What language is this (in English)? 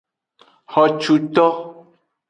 Aja (Benin)